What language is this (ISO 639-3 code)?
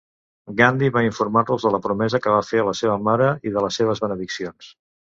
cat